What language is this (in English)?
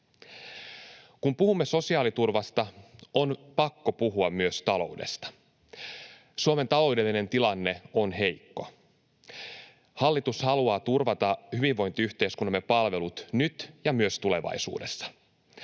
Finnish